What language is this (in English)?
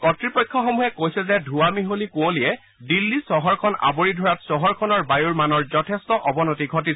Assamese